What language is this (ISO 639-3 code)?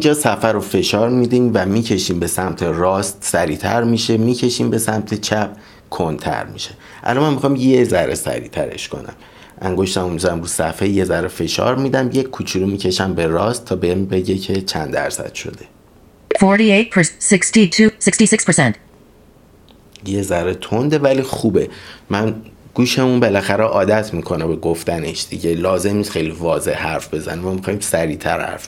fas